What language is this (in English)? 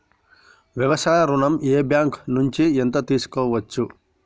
Telugu